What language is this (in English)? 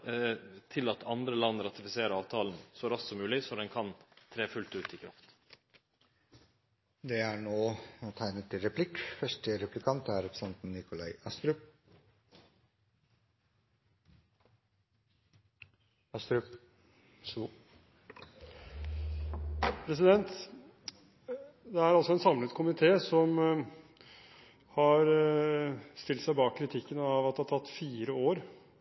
Norwegian